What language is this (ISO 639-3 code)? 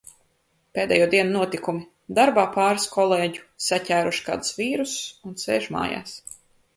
lav